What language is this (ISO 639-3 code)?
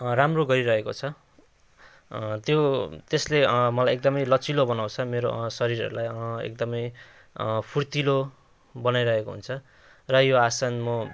nep